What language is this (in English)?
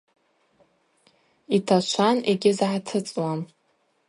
Abaza